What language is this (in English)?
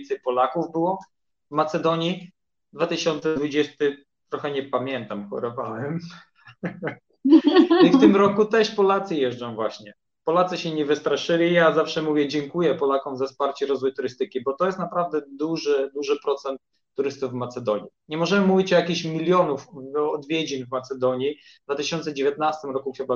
Polish